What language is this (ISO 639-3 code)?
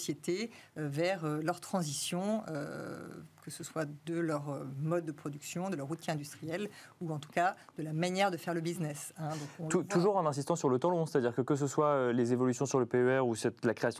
fra